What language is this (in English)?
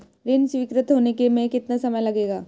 Hindi